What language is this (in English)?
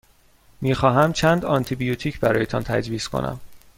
Persian